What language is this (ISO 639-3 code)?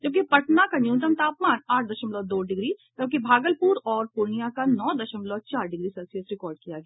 hin